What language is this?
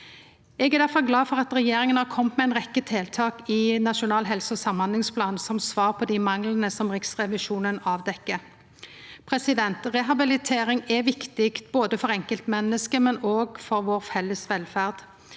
Norwegian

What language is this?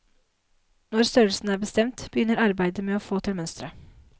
Norwegian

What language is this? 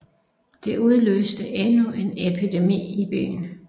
Danish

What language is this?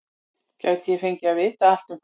Icelandic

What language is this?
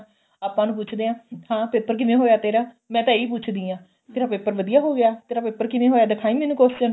Punjabi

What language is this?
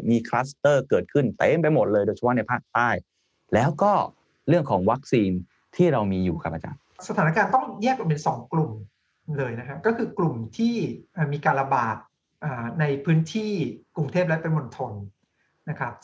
Thai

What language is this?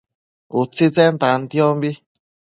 Matsés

